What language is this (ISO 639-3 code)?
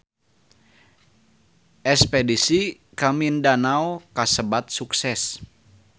sun